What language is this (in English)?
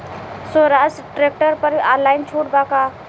Bhojpuri